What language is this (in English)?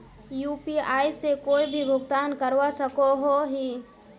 Magahi